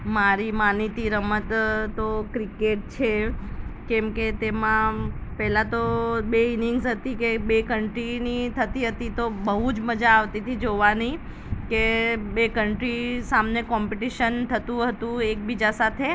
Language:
Gujarati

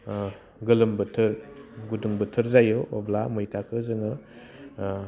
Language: Bodo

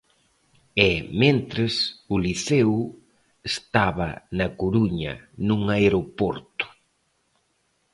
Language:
Galician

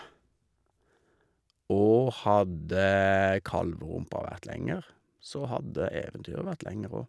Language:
Norwegian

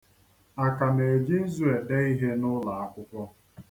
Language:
Igbo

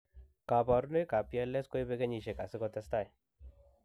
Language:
Kalenjin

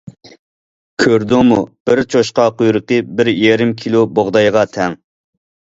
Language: Uyghur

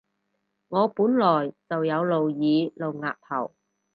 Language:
Cantonese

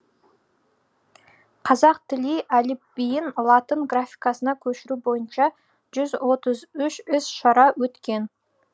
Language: Kazakh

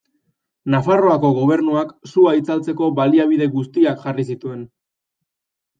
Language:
Basque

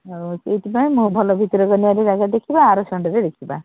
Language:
Odia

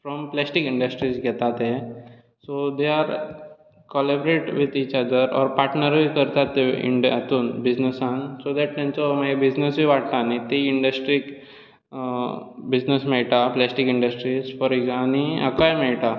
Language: Konkani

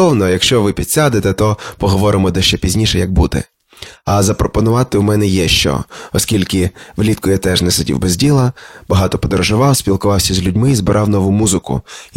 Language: Ukrainian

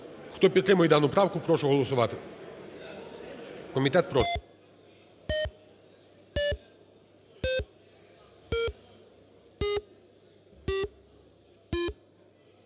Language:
Ukrainian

